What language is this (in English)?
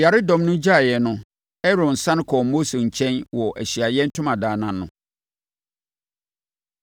Akan